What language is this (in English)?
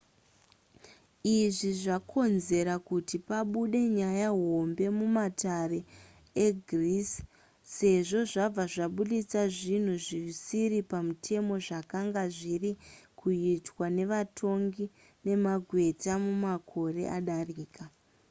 Shona